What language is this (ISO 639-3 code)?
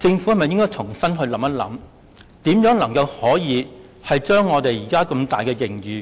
yue